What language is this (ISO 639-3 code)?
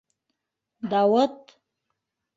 bak